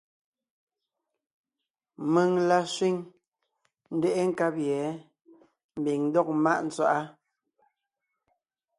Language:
Ngiemboon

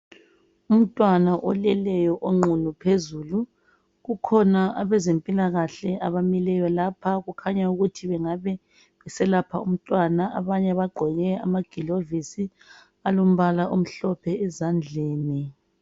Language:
North Ndebele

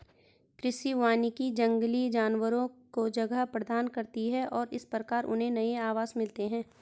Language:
Hindi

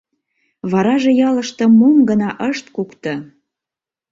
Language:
Mari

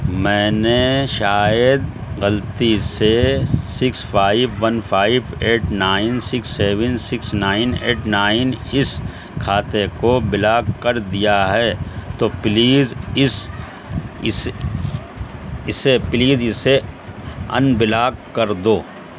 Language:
Urdu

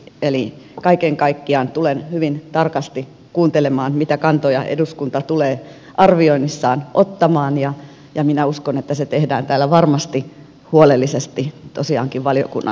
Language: Finnish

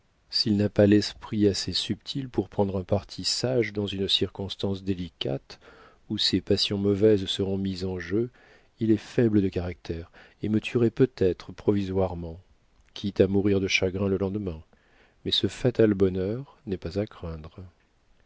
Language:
French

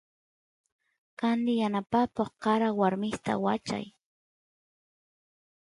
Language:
Santiago del Estero Quichua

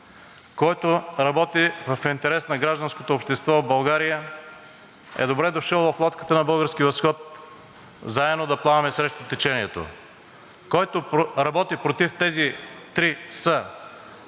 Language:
Bulgarian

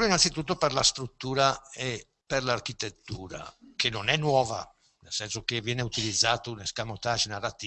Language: Italian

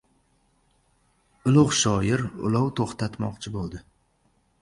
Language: Uzbek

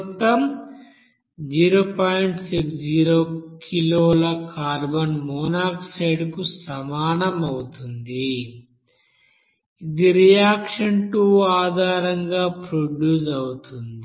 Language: Telugu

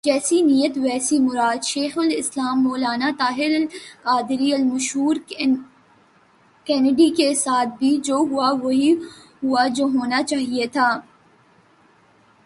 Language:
Urdu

